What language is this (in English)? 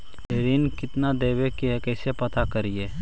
Magahi